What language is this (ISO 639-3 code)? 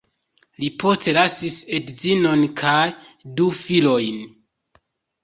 epo